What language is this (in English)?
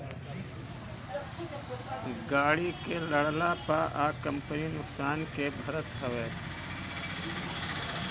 Bhojpuri